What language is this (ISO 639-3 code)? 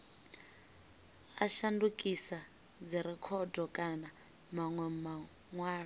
ven